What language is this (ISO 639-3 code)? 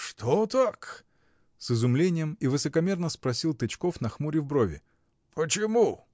rus